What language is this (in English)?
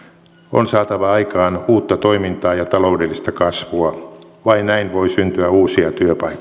Finnish